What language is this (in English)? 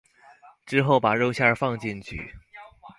Chinese